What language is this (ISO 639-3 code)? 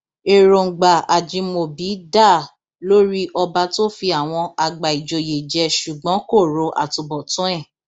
yor